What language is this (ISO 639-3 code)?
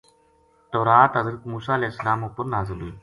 gju